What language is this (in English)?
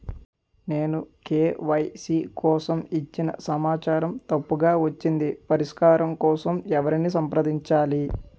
Telugu